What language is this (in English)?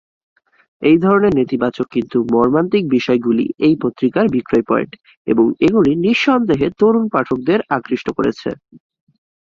Bangla